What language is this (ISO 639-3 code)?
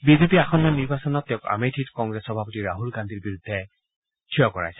asm